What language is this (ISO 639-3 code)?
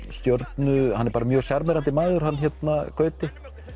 isl